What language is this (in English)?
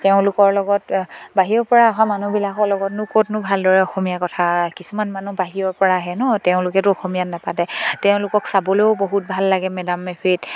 Assamese